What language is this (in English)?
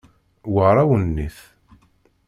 Kabyle